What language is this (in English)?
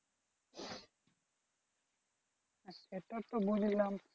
Bangla